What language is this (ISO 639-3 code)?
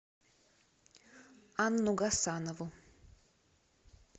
rus